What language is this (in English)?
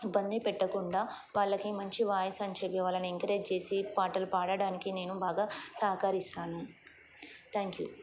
Telugu